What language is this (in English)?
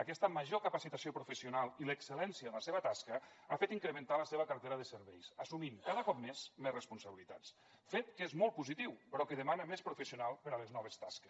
Catalan